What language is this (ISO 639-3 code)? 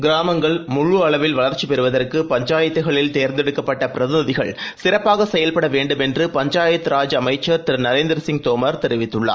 tam